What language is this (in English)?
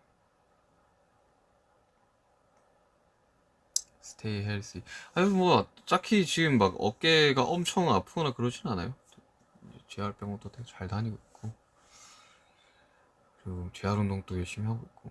Korean